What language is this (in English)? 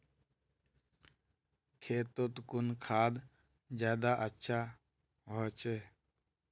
Magahi